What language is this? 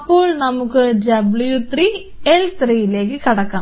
Malayalam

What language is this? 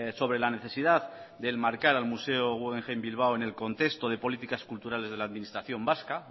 Spanish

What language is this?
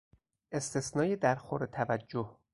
Persian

